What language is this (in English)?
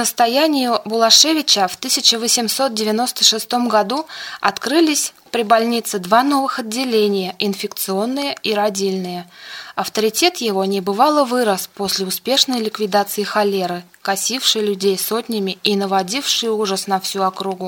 Russian